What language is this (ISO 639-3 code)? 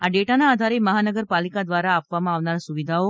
guj